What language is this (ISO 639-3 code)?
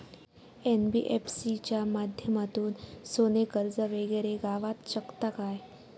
mar